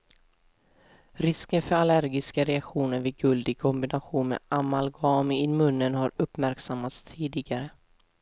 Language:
Swedish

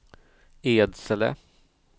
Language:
Swedish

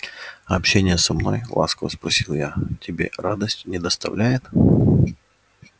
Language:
Russian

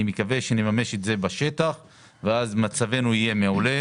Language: Hebrew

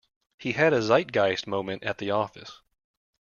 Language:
English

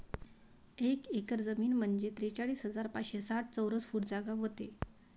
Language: Marathi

